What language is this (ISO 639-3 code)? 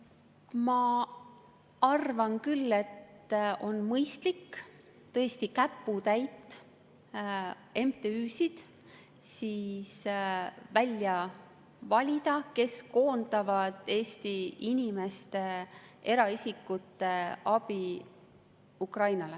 est